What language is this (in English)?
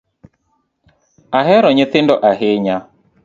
Luo (Kenya and Tanzania)